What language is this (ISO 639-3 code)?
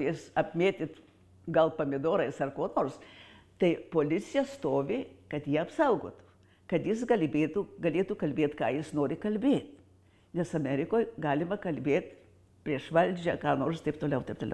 lit